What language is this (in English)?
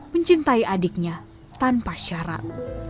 Indonesian